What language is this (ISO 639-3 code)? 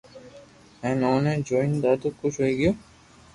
lrk